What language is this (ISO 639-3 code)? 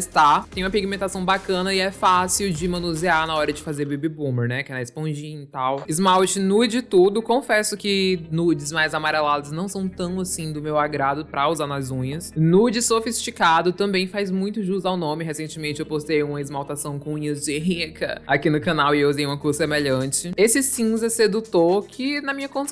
por